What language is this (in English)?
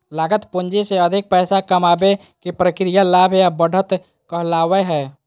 Magahi